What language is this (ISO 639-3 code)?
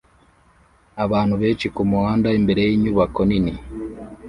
kin